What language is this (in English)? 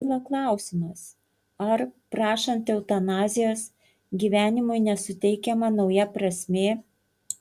Lithuanian